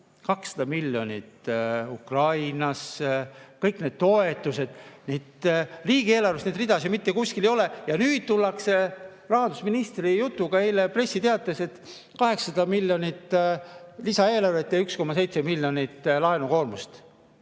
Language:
Estonian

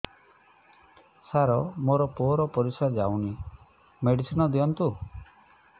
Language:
Odia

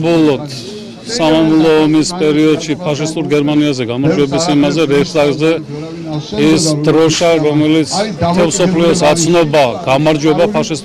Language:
Turkish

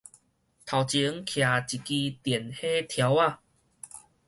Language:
Min Nan Chinese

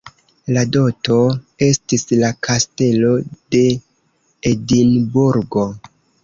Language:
Esperanto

